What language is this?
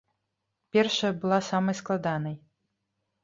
Belarusian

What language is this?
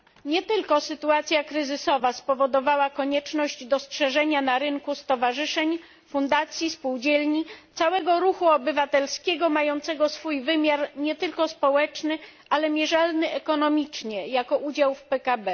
Polish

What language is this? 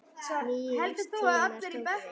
Icelandic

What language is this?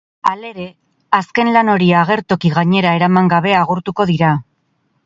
Basque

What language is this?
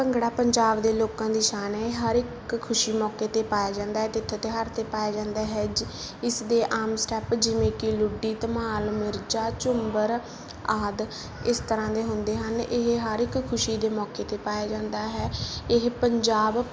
Punjabi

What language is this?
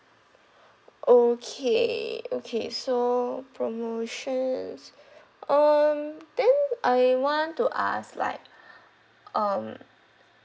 English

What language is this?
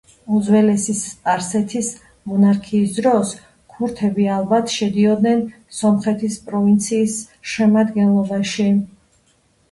Georgian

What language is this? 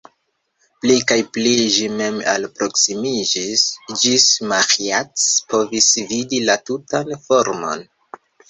Esperanto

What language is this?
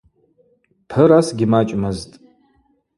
Abaza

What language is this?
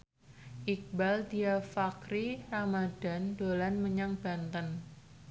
Javanese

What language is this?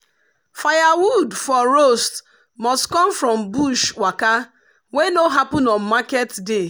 Nigerian Pidgin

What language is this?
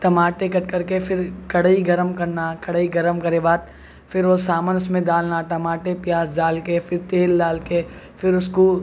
Urdu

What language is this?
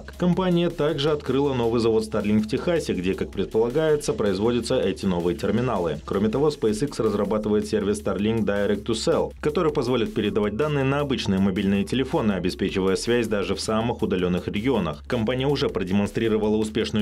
Russian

